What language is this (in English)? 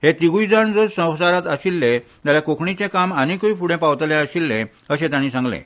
Konkani